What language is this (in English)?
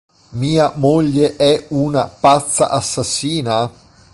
Italian